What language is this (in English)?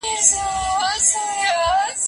Pashto